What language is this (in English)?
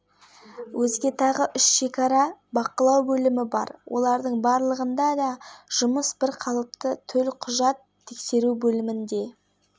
Kazakh